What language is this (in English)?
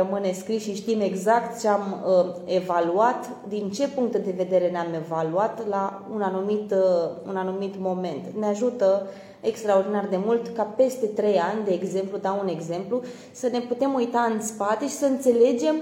Romanian